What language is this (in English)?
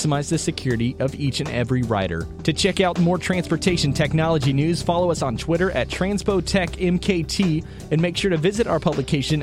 English